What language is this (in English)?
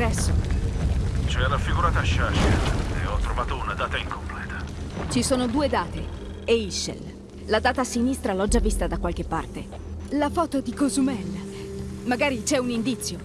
Italian